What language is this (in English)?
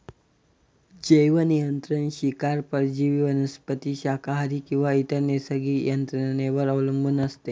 Marathi